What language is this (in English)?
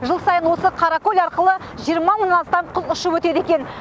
Kazakh